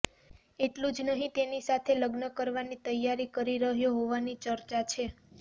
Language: Gujarati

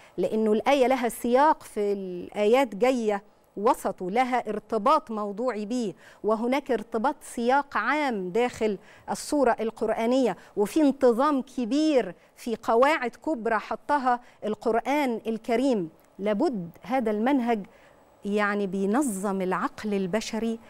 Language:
Arabic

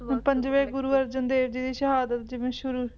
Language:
Punjabi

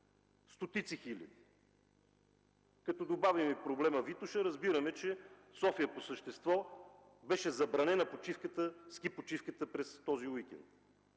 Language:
Bulgarian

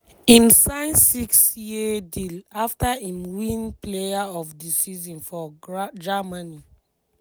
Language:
Nigerian Pidgin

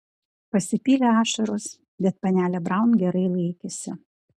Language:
Lithuanian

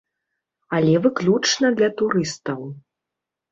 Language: Belarusian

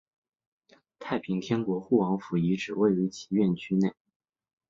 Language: Chinese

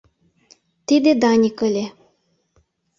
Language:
Mari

